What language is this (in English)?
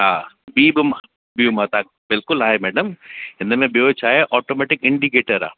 Sindhi